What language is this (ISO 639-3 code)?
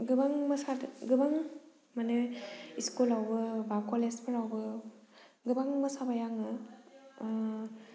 brx